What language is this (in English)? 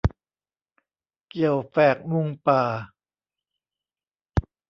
Thai